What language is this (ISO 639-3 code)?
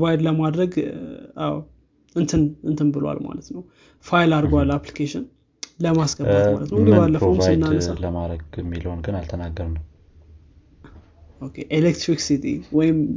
amh